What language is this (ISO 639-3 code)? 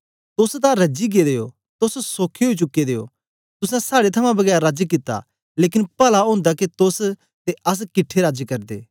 doi